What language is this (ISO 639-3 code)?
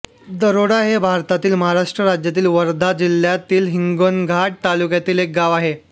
mar